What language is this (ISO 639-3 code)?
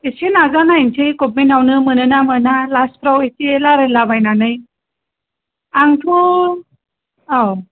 brx